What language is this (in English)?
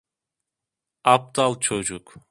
Turkish